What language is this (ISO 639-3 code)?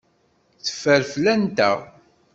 kab